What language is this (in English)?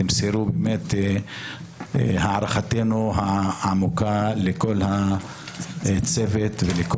Hebrew